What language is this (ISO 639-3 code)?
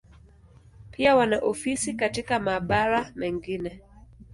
swa